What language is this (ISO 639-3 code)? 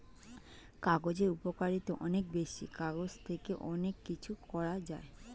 ben